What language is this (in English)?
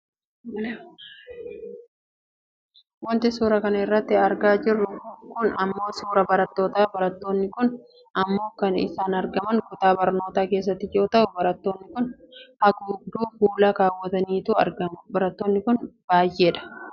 Oromo